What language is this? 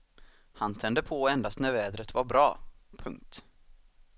Swedish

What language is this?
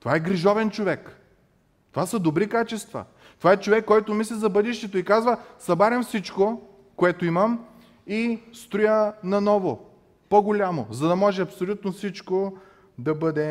Bulgarian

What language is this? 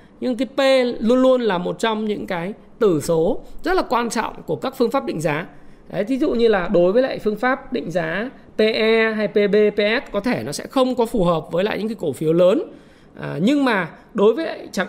Vietnamese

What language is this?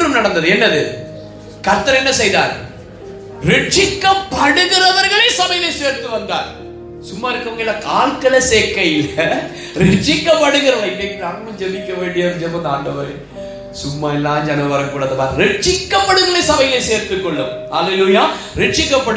Tamil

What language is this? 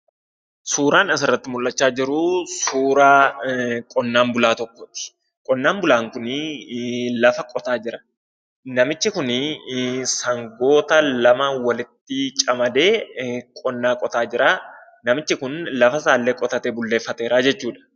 Oromo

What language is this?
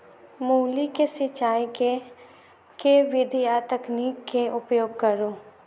Maithili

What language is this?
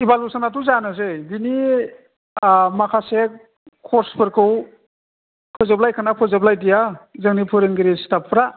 Bodo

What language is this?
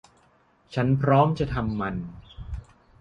Thai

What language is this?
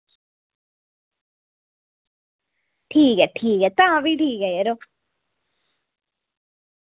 Dogri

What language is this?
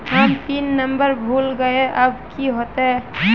Magahi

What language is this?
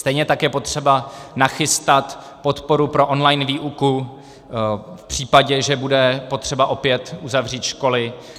Czech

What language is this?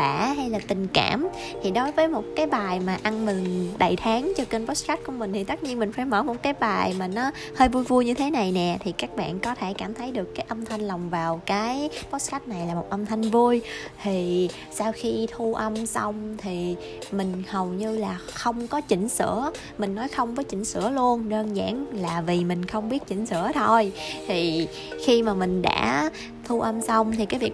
Vietnamese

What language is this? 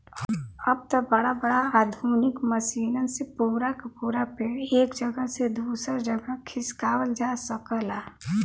Bhojpuri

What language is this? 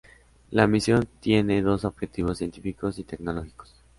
Spanish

